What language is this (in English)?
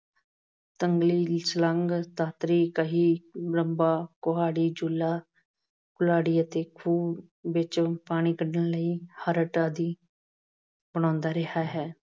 Punjabi